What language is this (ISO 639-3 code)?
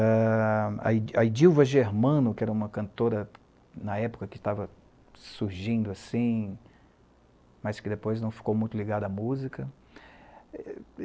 por